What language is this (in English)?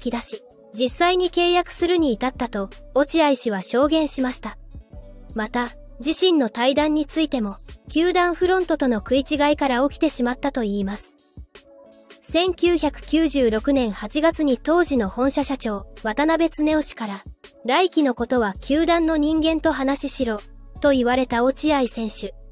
Japanese